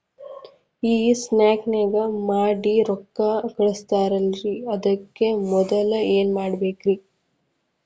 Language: Kannada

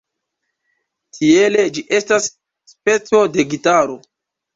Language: Esperanto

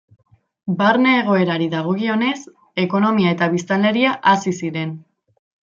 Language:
Basque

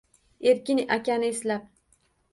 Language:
Uzbek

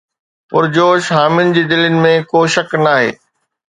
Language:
Sindhi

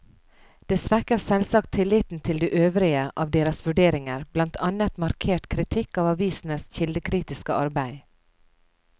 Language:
Norwegian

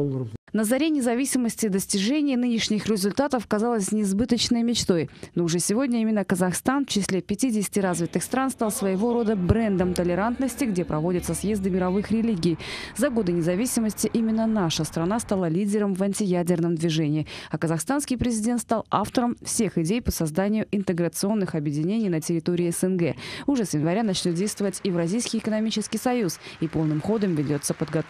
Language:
Russian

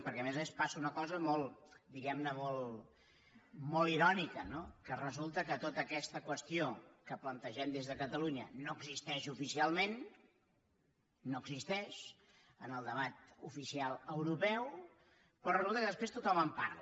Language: Catalan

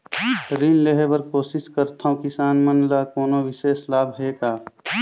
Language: Chhattisgarhi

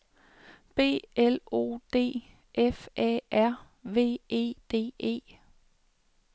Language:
Danish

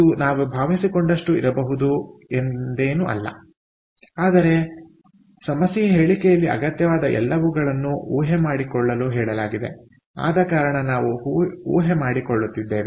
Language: Kannada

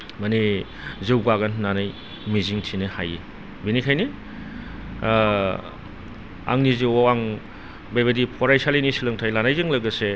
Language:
Bodo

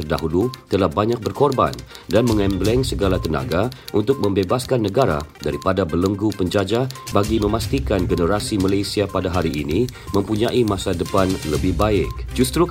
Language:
Malay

